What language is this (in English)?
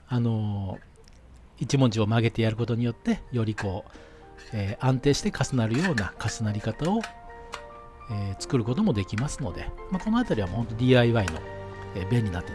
Japanese